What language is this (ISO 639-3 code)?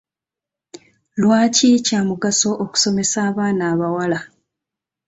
lug